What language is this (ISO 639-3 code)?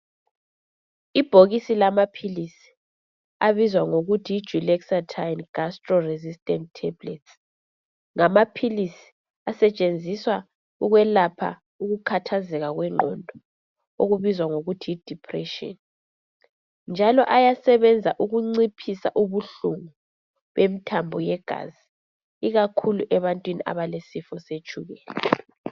nde